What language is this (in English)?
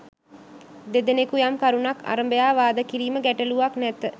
Sinhala